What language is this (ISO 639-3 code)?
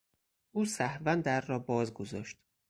fas